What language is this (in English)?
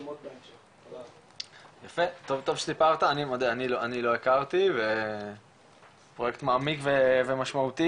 Hebrew